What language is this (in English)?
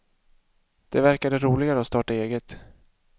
Swedish